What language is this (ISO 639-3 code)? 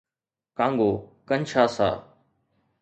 snd